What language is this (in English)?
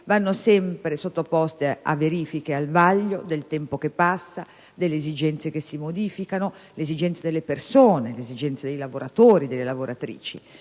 Italian